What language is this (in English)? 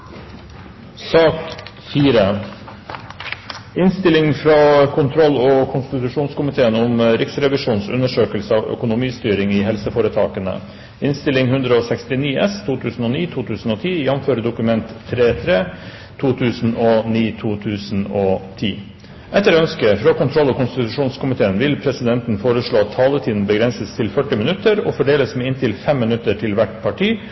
Norwegian Bokmål